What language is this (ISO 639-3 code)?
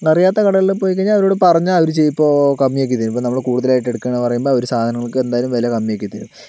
mal